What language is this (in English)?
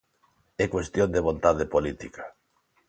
Galician